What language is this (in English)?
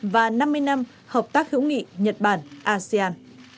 Vietnamese